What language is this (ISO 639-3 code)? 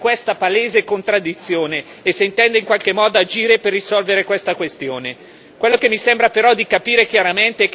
ita